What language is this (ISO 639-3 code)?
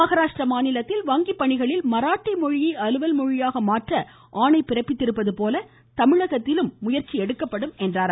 tam